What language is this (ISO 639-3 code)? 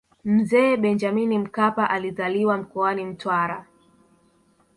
swa